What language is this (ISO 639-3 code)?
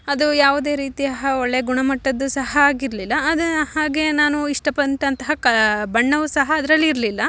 kan